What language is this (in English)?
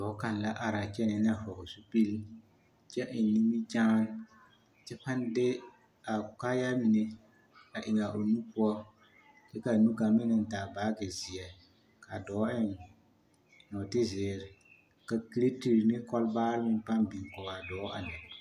Southern Dagaare